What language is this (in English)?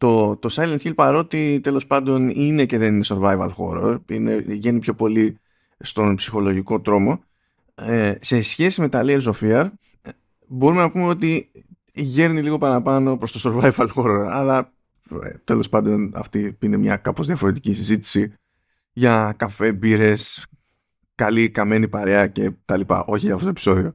Greek